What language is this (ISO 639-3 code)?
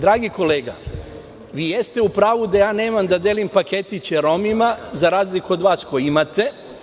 srp